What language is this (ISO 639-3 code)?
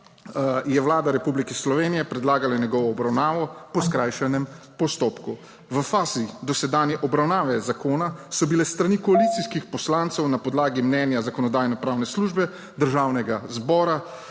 slv